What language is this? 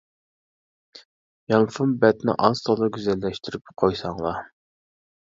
Uyghur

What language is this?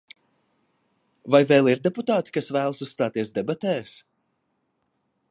Latvian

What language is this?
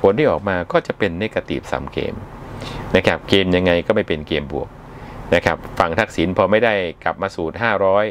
Thai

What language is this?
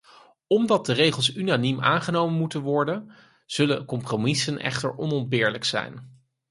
Dutch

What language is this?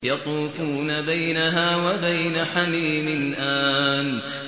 Arabic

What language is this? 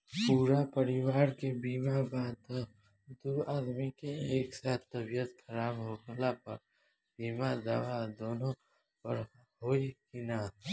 Bhojpuri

